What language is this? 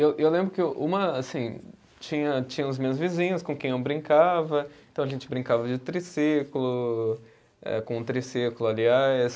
Portuguese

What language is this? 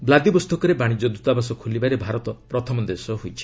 Odia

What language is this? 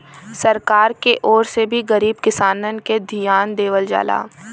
Bhojpuri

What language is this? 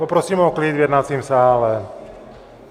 Czech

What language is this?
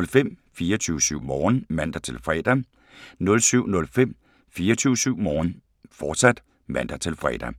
Danish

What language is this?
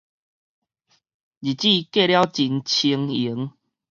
Min Nan Chinese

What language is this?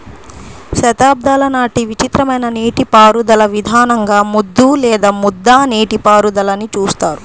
Telugu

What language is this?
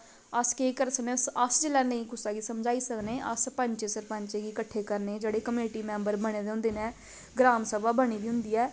Dogri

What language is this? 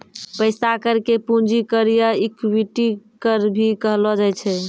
Maithili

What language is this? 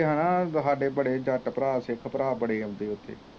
Punjabi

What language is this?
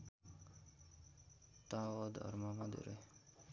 Nepali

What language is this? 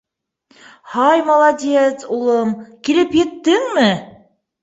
Bashkir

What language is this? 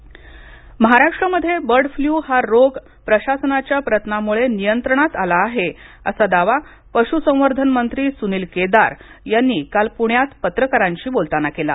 Marathi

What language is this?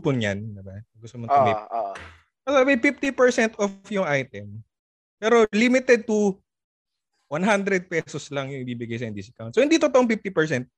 Filipino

